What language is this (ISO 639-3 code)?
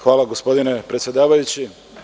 srp